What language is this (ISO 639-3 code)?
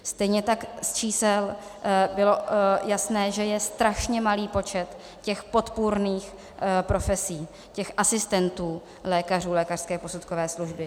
ces